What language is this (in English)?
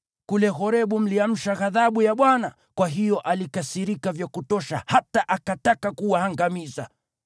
Swahili